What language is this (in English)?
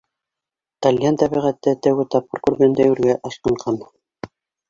Bashkir